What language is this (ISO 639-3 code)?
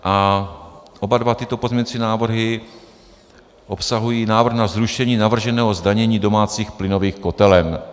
ces